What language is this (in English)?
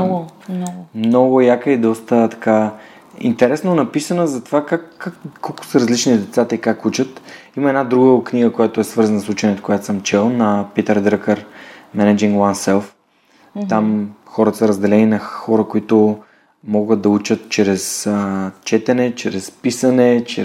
Bulgarian